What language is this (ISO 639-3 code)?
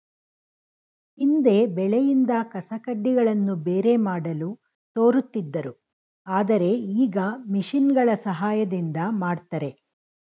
kan